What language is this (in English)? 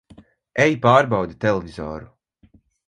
Latvian